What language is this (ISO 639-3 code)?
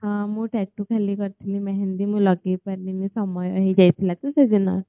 ori